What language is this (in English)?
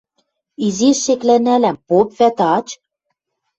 Western Mari